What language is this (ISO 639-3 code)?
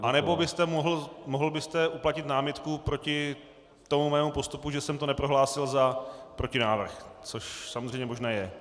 ces